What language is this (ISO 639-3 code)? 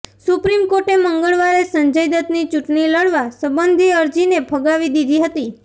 guj